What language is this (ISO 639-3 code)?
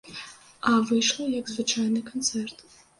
bel